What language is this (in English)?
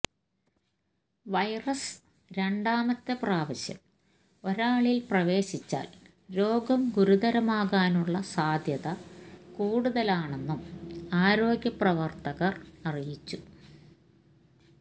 Malayalam